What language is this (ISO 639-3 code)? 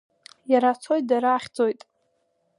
abk